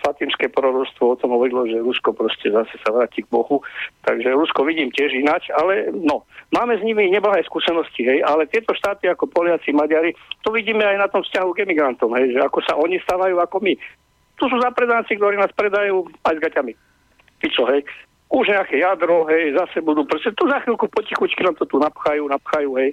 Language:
Slovak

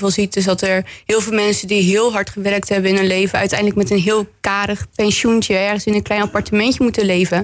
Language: Dutch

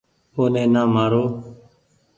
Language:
Goaria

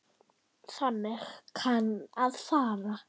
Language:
Icelandic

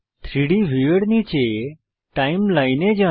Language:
Bangla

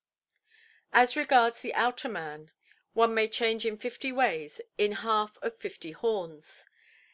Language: English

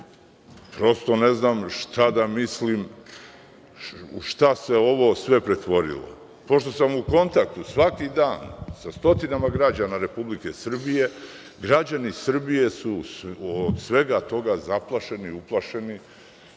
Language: Serbian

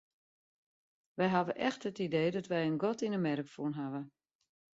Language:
Western Frisian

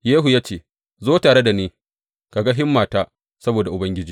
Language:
Hausa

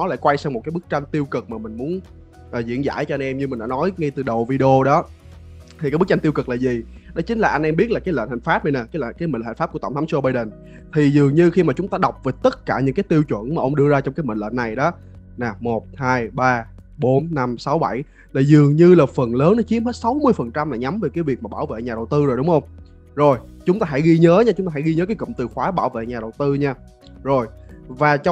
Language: Vietnamese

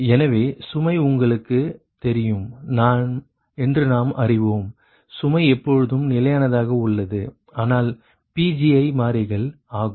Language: Tamil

